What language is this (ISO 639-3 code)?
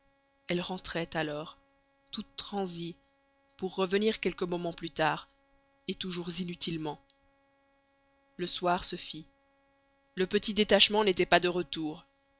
fra